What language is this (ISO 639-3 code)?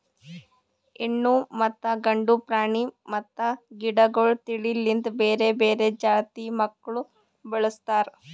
kan